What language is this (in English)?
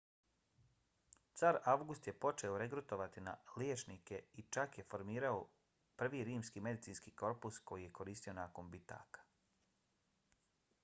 Bosnian